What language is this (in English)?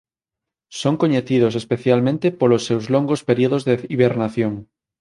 Galician